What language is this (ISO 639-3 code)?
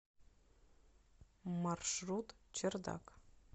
rus